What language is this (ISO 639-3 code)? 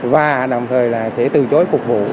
vie